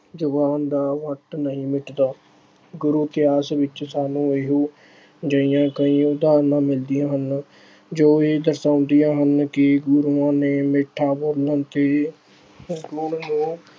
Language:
Punjabi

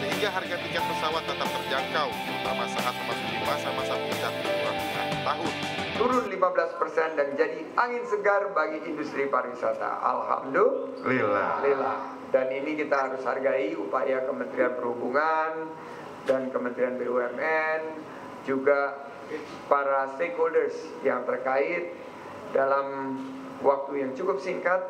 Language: Indonesian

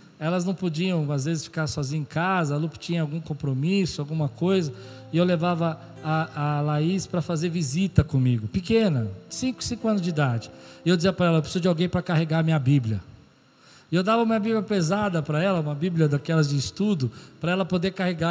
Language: Portuguese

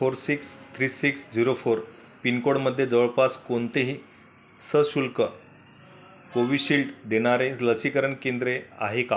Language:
Marathi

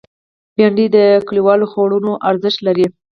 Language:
Pashto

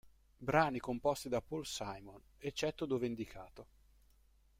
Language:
Italian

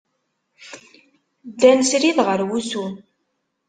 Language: Kabyle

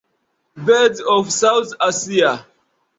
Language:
Esperanto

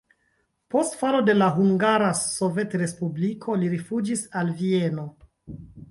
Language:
Esperanto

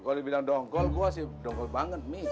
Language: Indonesian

